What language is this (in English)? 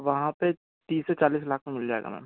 Hindi